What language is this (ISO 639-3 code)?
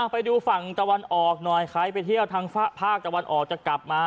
tha